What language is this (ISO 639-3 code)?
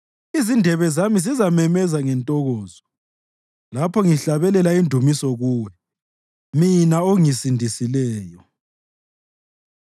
nde